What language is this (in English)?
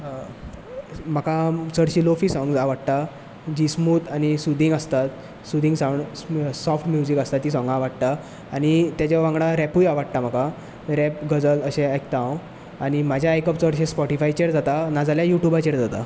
Konkani